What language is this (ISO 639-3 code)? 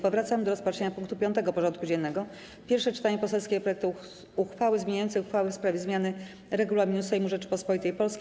pol